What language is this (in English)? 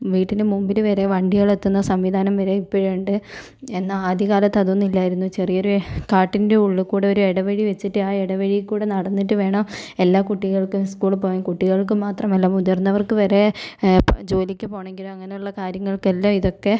Malayalam